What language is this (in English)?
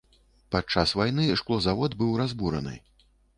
Belarusian